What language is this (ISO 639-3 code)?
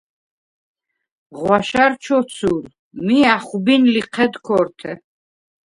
sva